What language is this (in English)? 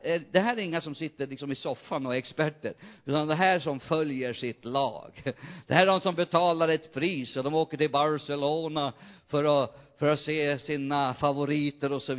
Swedish